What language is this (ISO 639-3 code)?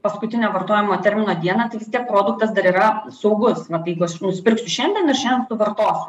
lit